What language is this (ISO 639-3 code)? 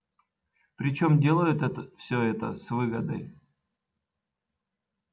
rus